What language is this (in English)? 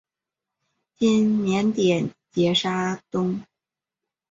Chinese